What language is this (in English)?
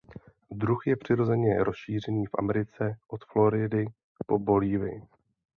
Czech